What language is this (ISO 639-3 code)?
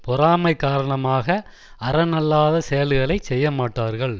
tam